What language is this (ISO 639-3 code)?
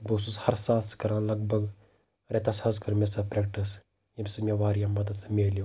kas